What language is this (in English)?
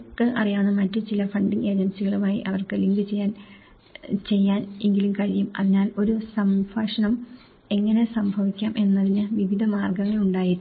Malayalam